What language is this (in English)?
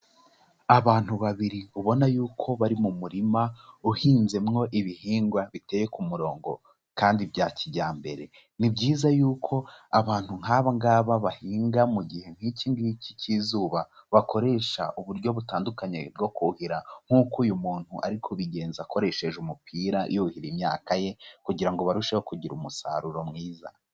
Kinyarwanda